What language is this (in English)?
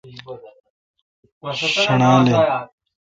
Kalkoti